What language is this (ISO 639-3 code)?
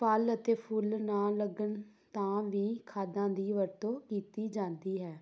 pan